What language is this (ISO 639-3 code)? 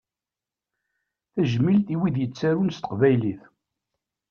kab